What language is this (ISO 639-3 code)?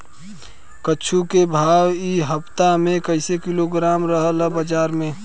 bho